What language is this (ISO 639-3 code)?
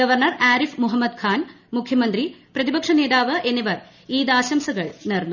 mal